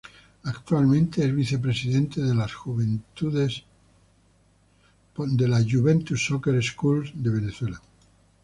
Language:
Spanish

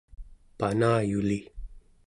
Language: Central Yupik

